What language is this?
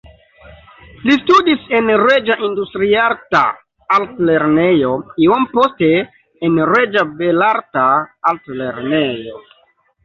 Esperanto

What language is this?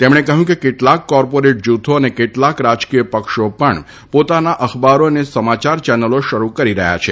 Gujarati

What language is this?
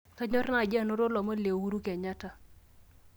Masai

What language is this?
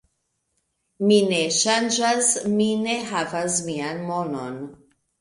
Esperanto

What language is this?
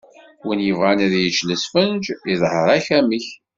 Kabyle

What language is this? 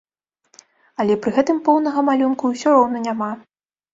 Belarusian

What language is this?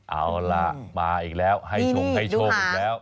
Thai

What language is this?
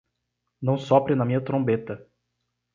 Portuguese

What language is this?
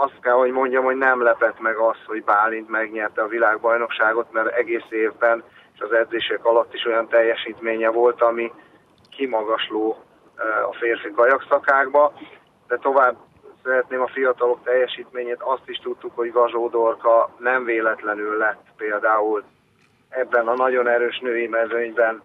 Hungarian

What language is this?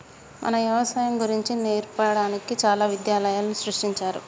Telugu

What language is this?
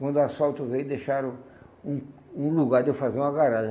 Portuguese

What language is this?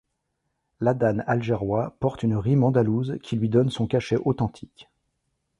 French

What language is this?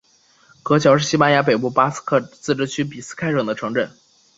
Chinese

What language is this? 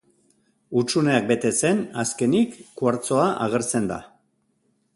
Basque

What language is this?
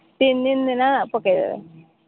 Odia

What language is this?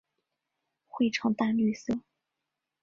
Chinese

